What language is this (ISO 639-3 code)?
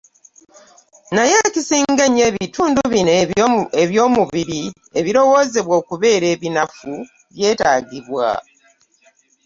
lug